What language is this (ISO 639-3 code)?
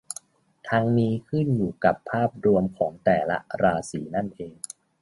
tha